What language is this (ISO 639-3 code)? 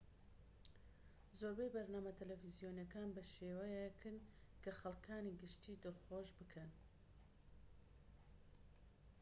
ckb